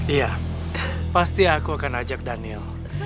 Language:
Indonesian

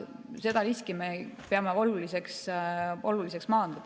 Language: Estonian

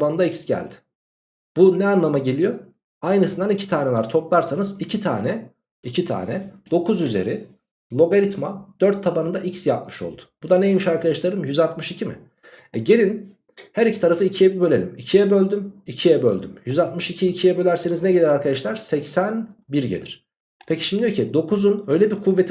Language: Turkish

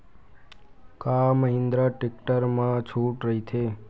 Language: Chhattisgarhi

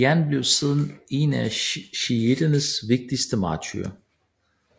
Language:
Danish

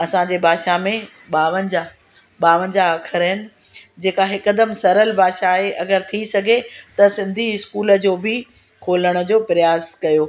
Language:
Sindhi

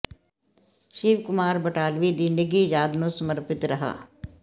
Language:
Punjabi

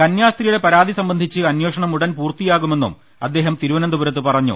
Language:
Malayalam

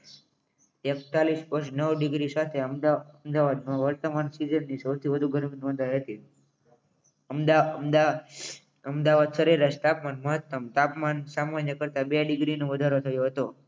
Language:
Gujarati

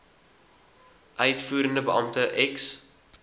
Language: Afrikaans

